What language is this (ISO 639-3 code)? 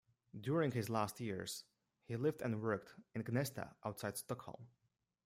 eng